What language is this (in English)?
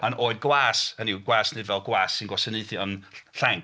Welsh